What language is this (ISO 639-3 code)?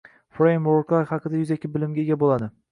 uzb